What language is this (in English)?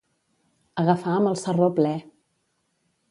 Catalan